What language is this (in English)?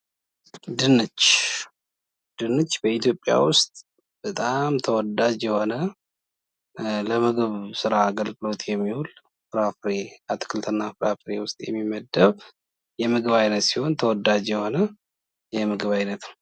Amharic